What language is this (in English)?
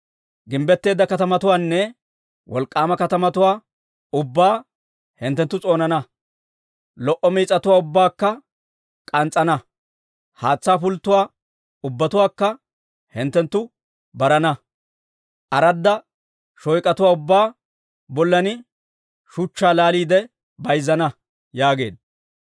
Dawro